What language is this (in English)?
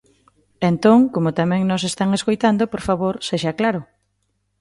Galician